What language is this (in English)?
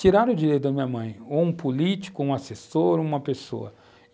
Portuguese